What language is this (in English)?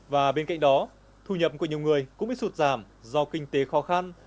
Vietnamese